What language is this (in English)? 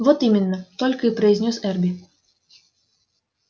Russian